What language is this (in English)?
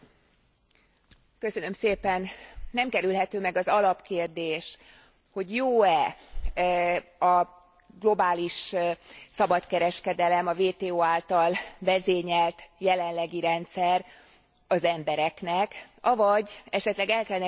Hungarian